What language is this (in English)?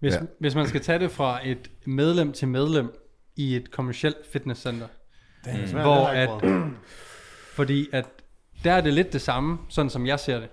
Danish